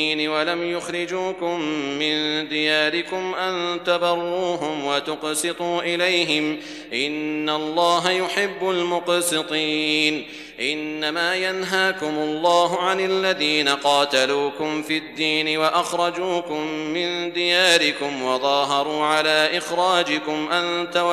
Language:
Arabic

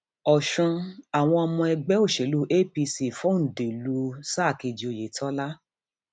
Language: Yoruba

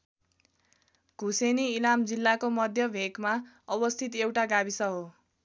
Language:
Nepali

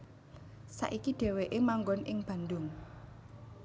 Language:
Javanese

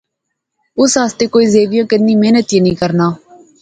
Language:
Pahari-Potwari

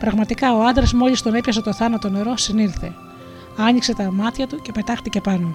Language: Greek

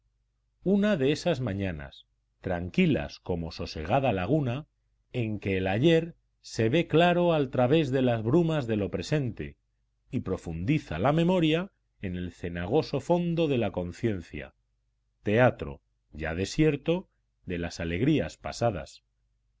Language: Spanish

